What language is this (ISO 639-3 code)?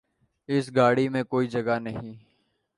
urd